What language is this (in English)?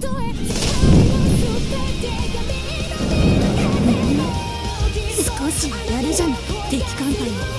Japanese